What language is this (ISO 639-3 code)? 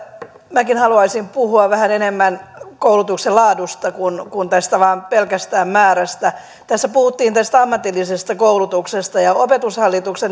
fin